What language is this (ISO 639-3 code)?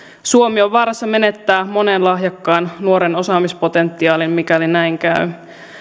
fin